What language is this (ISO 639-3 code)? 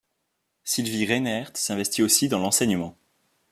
fra